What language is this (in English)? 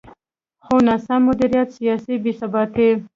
Pashto